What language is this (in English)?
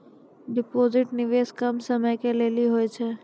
Maithili